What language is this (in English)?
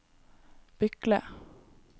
Norwegian